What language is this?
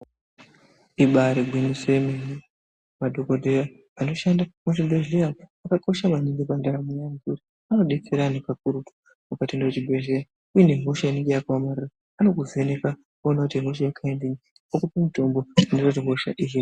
Ndau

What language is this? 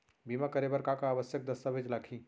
Chhattisgarhi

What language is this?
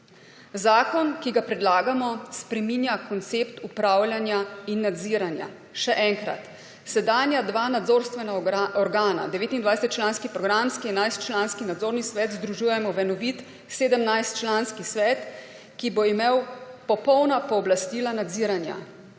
Slovenian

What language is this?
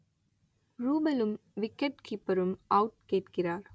Tamil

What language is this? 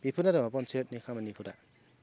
Bodo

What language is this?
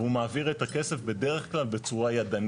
Hebrew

